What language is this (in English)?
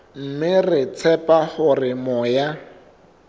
Southern Sotho